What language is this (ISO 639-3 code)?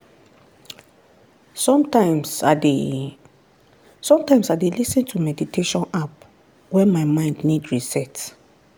pcm